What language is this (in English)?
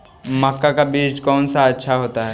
Magahi